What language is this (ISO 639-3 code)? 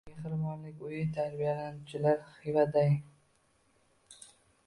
uzb